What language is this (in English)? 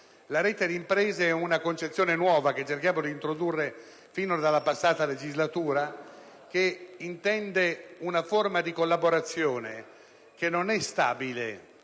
Italian